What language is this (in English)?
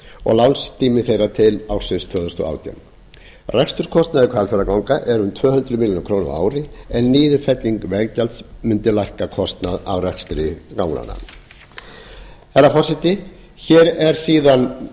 Icelandic